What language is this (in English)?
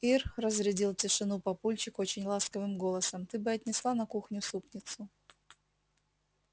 Russian